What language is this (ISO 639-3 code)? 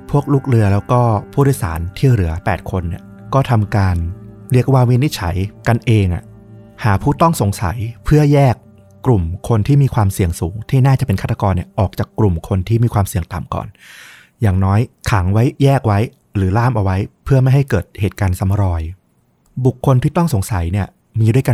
tha